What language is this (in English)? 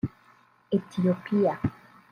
Kinyarwanda